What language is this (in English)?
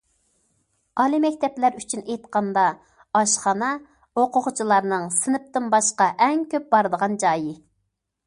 Uyghur